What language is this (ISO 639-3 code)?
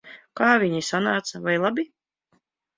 lav